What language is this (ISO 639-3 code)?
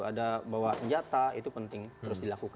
ind